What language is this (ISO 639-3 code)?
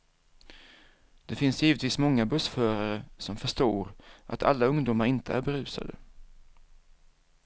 swe